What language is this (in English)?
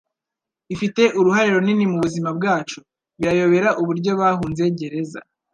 Kinyarwanda